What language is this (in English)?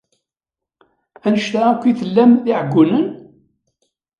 Kabyle